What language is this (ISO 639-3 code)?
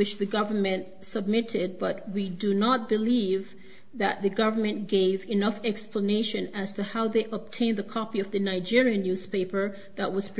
eng